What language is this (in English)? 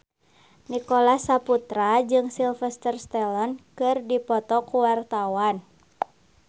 Sundanese